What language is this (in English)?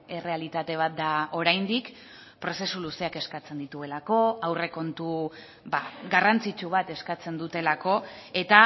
Basque